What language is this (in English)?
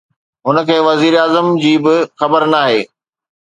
Sindhi